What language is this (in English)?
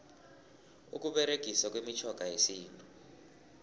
South Ndebele